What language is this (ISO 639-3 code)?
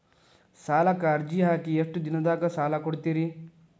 kan